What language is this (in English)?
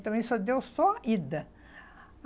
Portuguese